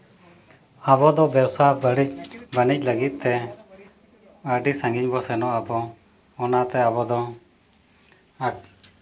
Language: Santali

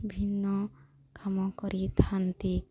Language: Odia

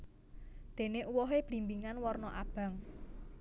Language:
Javanese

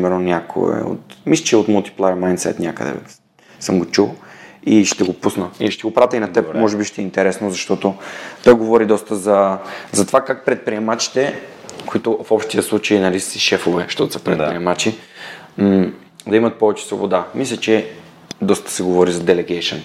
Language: Bulgarian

